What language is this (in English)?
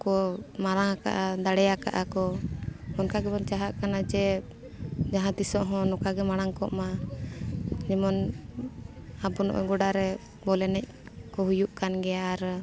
Santali